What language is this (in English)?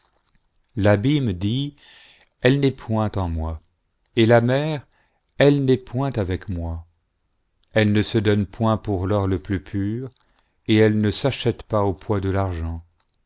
French